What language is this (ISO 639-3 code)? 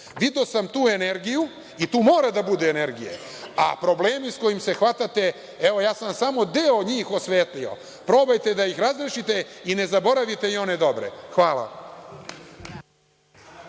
srp